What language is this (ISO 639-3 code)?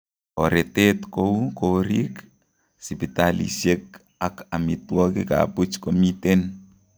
kln